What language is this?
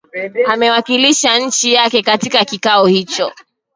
Swahili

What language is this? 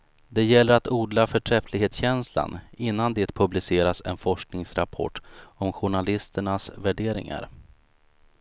Swedish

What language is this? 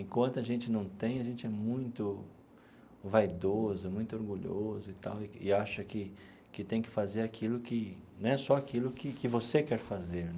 Portuguese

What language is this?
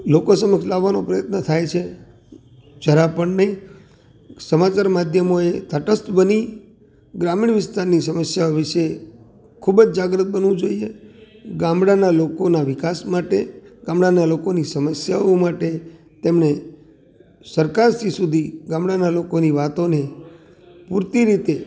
Gujarati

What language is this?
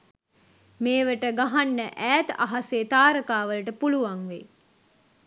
Sinhala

